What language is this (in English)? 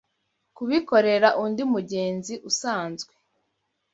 Kinyarwanda